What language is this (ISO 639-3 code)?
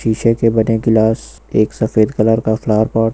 hin